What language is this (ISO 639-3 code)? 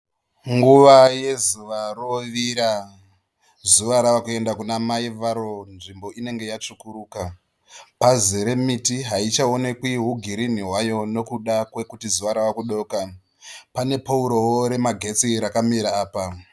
sna